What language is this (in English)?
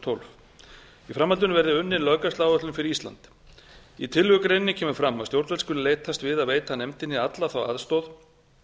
Icelandic